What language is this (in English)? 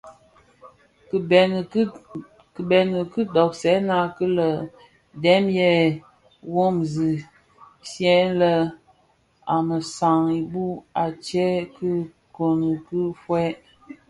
Bafia